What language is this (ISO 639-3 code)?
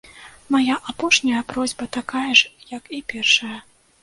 bel